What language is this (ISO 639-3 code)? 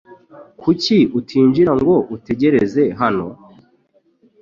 kin